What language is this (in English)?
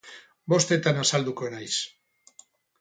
Basque